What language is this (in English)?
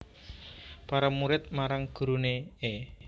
Javanese